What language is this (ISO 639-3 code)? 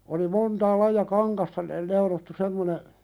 fin